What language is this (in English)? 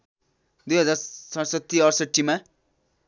Nepali